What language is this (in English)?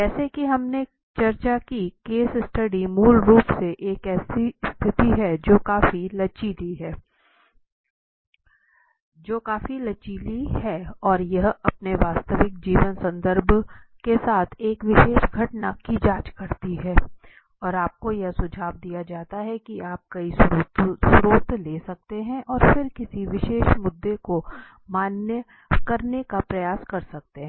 Hindi